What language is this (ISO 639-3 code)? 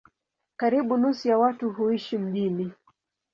swa